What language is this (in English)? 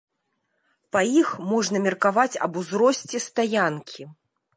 Belarusian